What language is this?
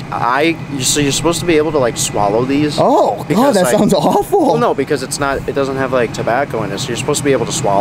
English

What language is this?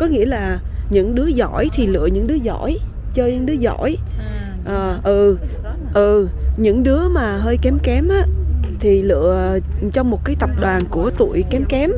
Vietnamese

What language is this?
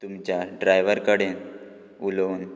Konkani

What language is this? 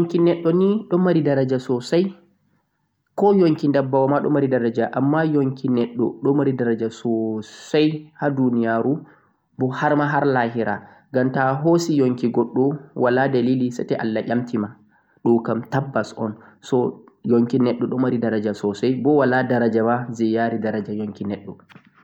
Central-Eastern Niger Fulfulde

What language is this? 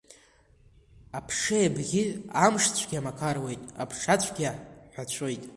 Abkhazian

